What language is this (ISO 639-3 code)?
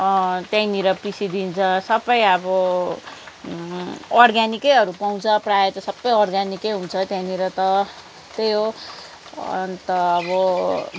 nep